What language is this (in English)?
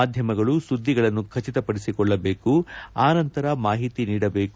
Kannada